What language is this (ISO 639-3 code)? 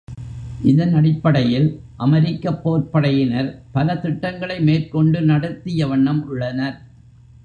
tam